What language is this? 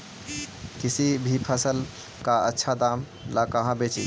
Magahi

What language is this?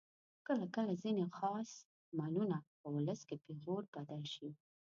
Pashto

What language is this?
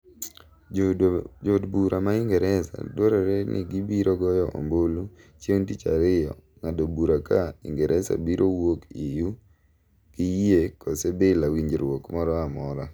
Luo (Kenya and Tanzania)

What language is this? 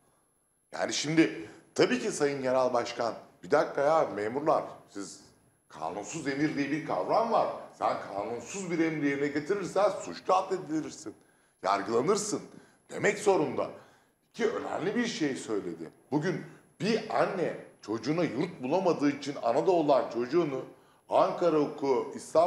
Turkish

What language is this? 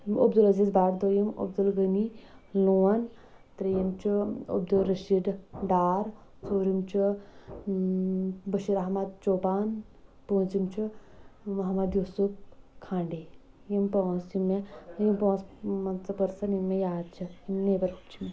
Kashmiri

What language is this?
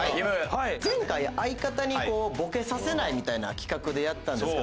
Japanese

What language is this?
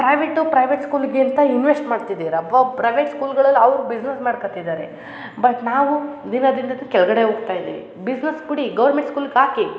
Kannada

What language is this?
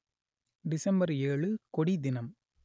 Tamil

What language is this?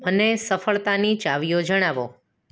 Gujarati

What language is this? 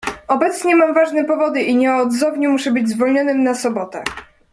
Polish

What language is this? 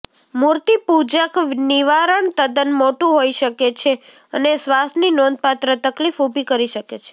Gujarati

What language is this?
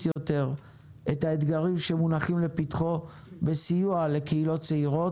Hebrew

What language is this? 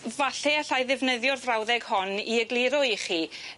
Welsh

